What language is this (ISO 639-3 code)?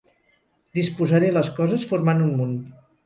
cat